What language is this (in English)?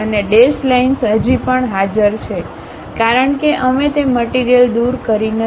Gujarati